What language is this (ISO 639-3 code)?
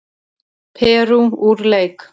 isl